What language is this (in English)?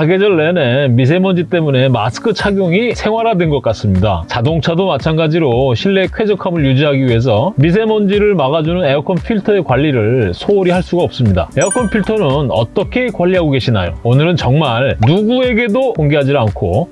Korean